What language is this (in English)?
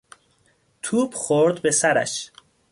Persian